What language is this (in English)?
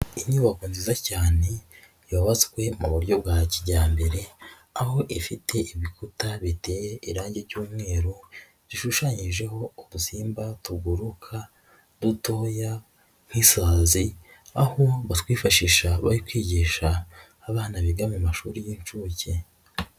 Kinyarwanda